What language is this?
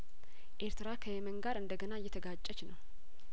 Amharic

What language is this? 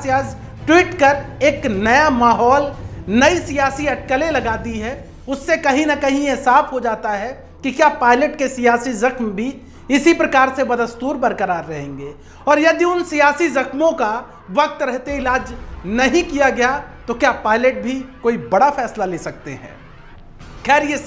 Hindi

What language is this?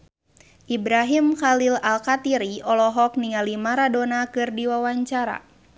Sundanese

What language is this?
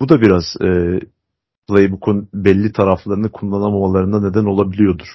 Turkish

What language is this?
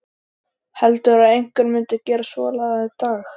Icelandic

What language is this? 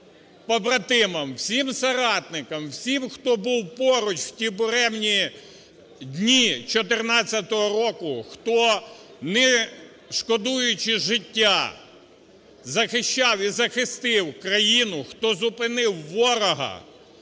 Ukrainian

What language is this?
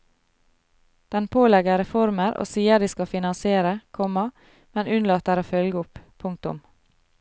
Norwegian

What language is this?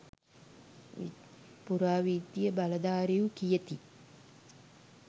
Sinhala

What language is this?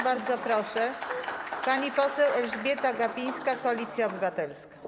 Polish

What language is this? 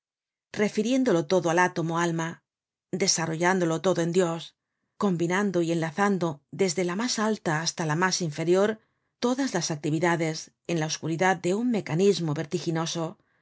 Spanish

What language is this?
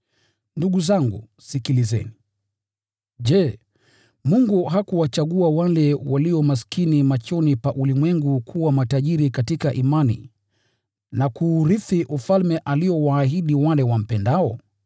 Swahili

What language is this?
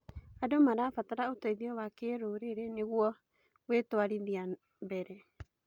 Kikuyu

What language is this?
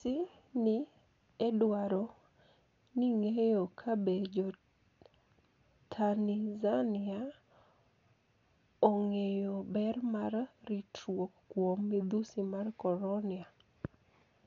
Luo (Kenya and Tanzania)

